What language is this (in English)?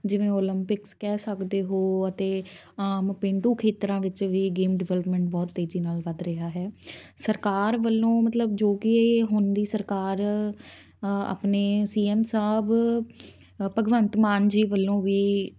Punjabi